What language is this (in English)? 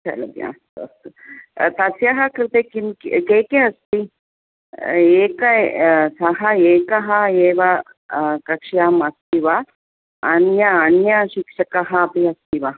Sanskrit